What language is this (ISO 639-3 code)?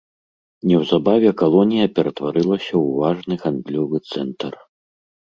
bel